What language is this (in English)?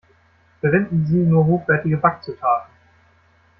German